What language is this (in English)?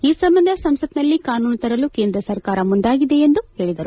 Kannada